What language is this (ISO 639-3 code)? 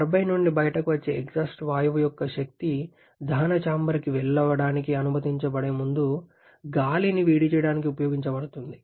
tel